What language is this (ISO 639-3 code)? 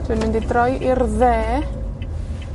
cym